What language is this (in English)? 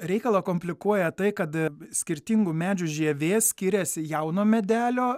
Lithuanian